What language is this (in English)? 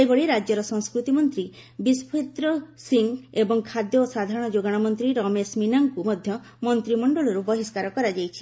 Odia